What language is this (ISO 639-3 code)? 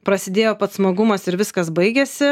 lit